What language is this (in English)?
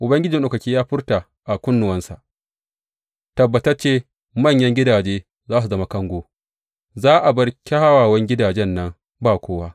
Hausa